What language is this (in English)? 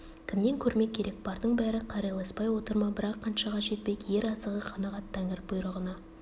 Kazakh